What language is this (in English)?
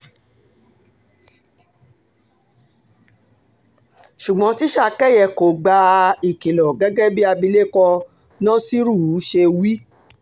Yoruba